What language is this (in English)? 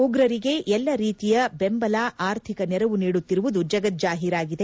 Kannada